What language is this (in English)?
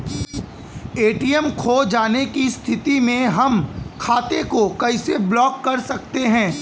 Bhojpuri